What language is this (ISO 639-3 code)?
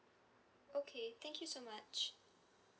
eng